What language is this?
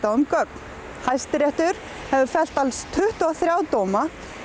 Icelandic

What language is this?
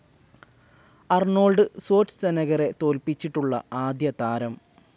Malayalam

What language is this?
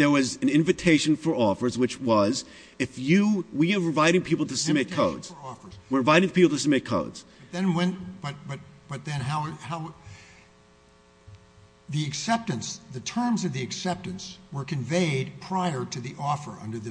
English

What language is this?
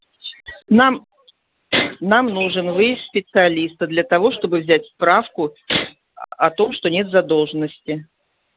Russian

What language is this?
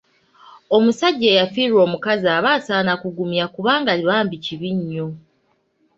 Ganda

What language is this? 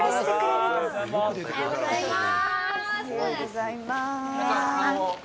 Japanese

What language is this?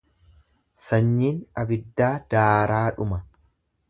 Oromo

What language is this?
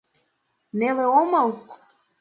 Mari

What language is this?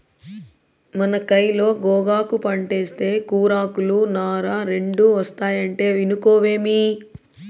Telugu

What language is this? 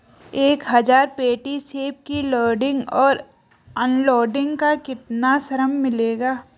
Hindi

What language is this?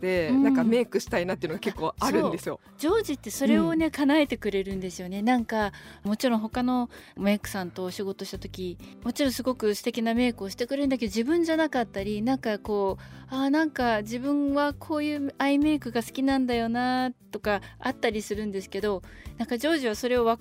Japanese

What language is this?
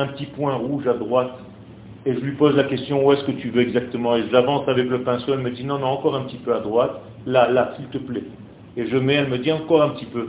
French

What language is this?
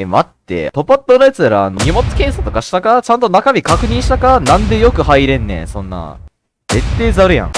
Japanese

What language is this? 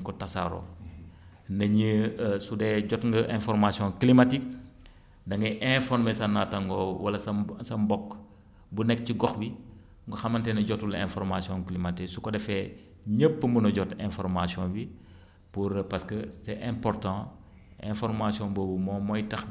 Wolof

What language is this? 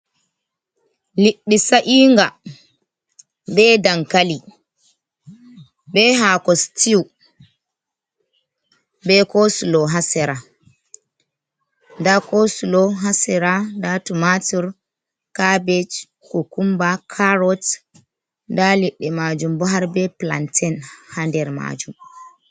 Fula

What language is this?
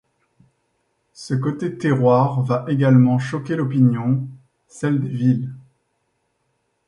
French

